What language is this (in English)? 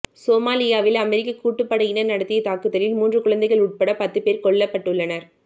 Tamil